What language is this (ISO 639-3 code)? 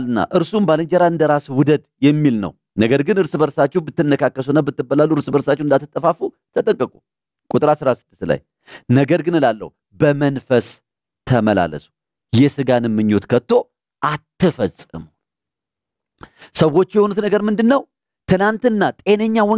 ara